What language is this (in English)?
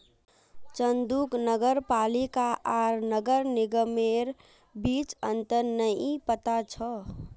Magahi